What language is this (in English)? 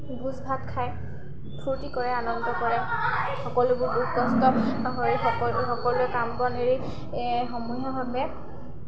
Assamese